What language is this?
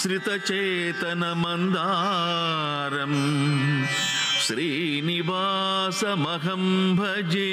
Telugu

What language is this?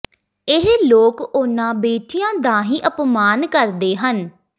Punjabi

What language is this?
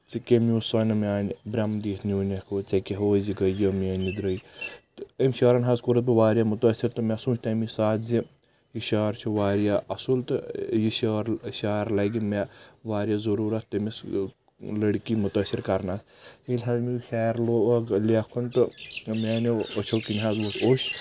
Kashmiri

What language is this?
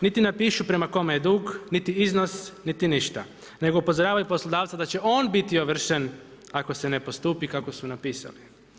Croatian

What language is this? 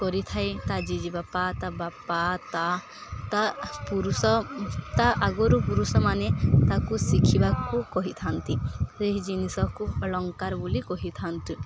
Odia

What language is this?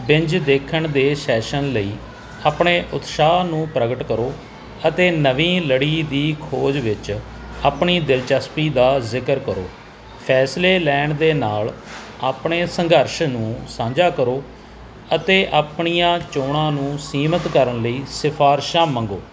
Punjabi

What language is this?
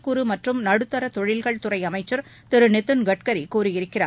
Tamil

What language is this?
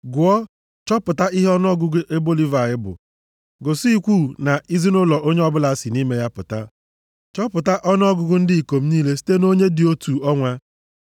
Igbo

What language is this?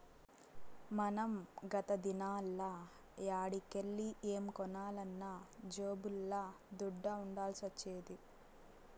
Telugu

